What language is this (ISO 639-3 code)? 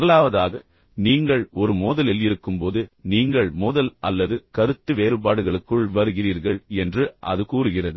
tam